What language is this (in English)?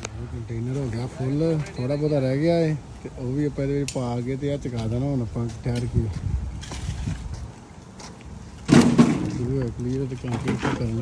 Punjabi